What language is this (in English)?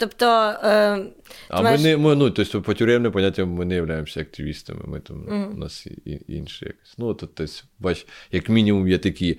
Ukrainian